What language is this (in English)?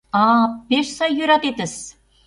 Mari